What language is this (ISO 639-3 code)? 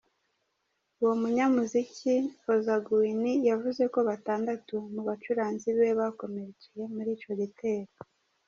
kin